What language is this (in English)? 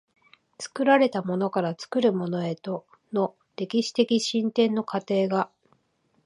Japanese